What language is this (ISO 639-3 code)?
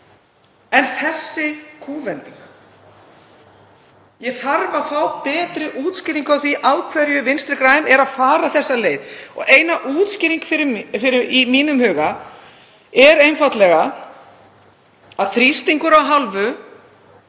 isl